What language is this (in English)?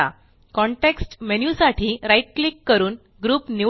Marathi